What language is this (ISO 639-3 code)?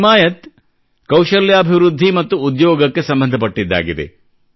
kan